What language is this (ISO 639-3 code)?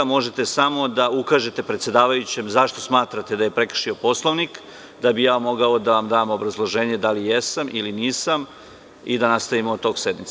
srp